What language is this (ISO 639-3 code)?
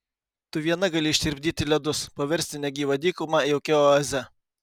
lit